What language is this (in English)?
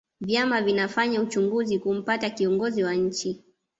Swahili